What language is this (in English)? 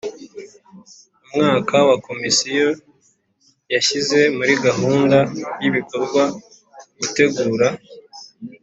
Kinyarwanda